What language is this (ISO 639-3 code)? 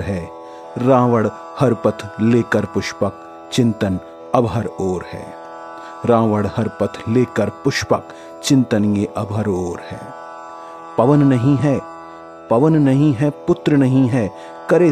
hin